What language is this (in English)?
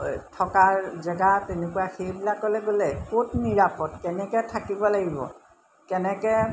Assamese